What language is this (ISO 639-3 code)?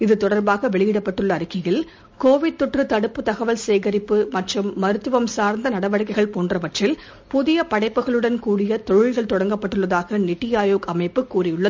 tam